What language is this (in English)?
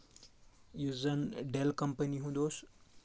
Kashmiri